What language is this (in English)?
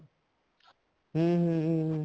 Punjabi